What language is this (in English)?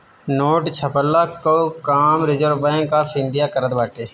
Bhojpuri